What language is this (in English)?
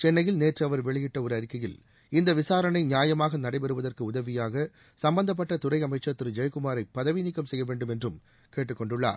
Tamil